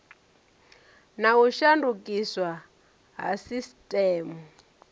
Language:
Venda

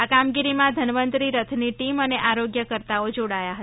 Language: Gujarati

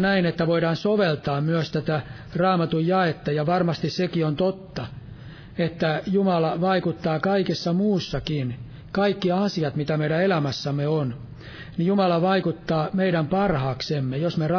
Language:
Finnish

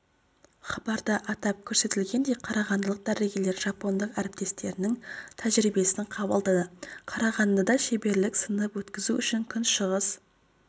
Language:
Kazakh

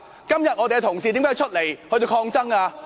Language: Cantonese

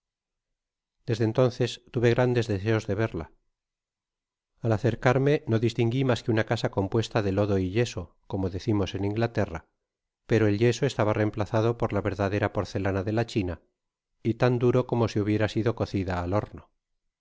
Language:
Spanish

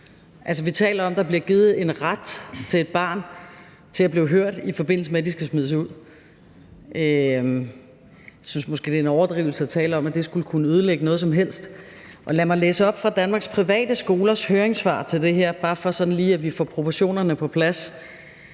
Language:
Danish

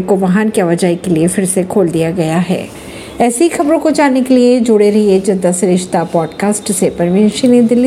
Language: Hindi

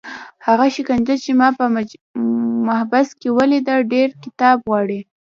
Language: Pashto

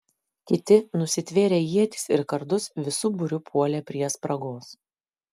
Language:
Lithuanian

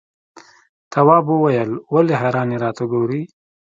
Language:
Pashto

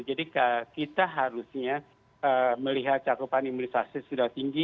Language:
Indonesian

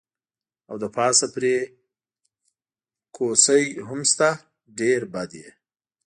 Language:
Pashto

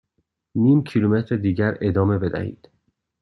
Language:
Persian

